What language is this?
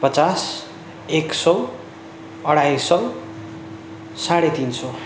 Nepali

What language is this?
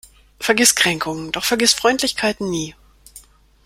German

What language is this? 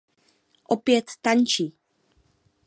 Czech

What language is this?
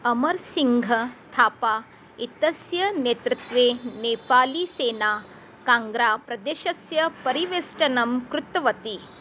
Sanskrit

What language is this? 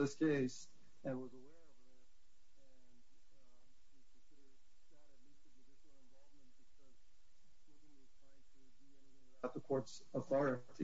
English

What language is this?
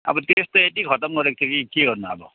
Nepali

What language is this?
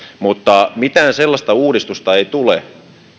Finnish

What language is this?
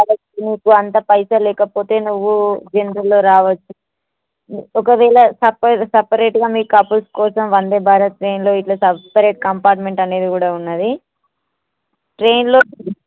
Telugu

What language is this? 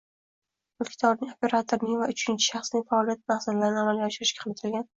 Uzbek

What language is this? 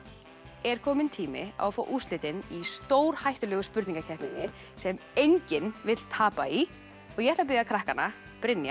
Icelandic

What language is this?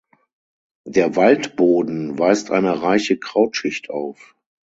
German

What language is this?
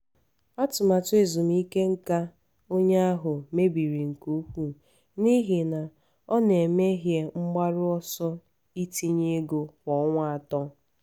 Igbo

